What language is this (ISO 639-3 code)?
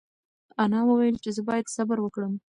pus